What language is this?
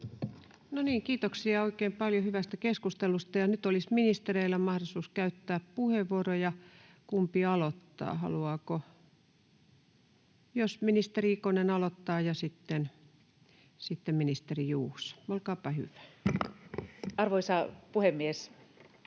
Finnish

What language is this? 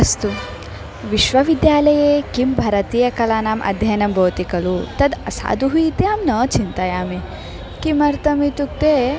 Sanskrit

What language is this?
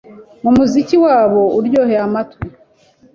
Kinyarwanda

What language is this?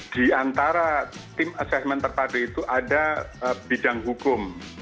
Indonesian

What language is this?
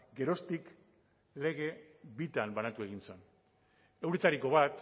Basque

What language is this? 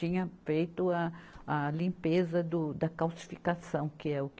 Portuguese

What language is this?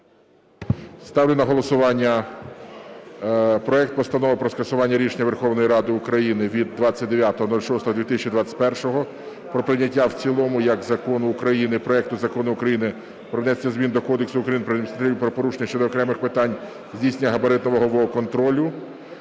Ukrainian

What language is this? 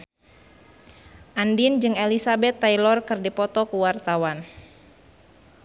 Sundanese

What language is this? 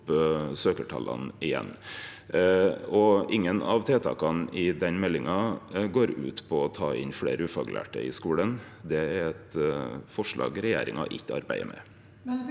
Norwegian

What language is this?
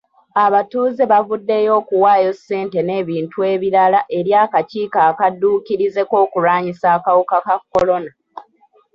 Ganda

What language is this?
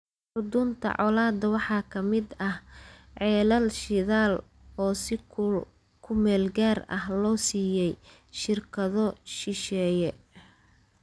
Somali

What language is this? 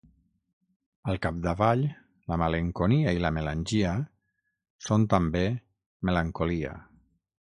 Catalan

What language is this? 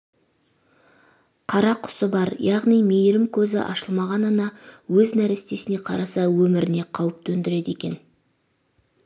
Kazakh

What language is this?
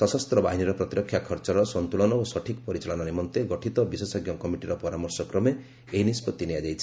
Odia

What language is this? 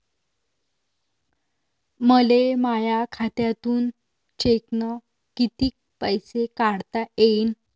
Marathi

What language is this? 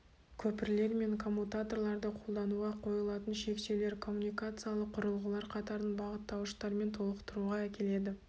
Kazakh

